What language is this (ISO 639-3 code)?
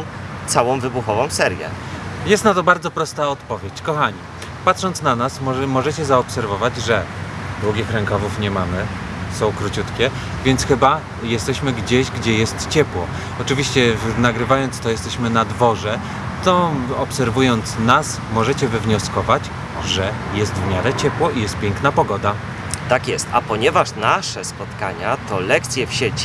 pol